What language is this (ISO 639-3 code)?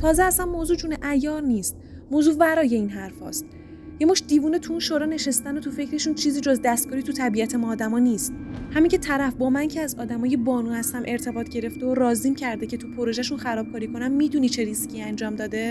fas